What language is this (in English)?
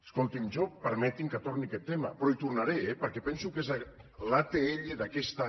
Catalan